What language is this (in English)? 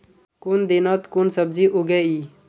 Magahi